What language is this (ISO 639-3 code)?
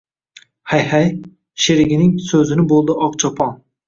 uzb